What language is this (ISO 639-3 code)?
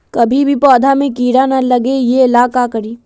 mag